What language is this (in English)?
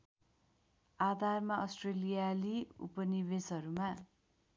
Nepali